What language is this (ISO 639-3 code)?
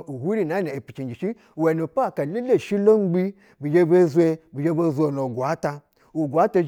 bzw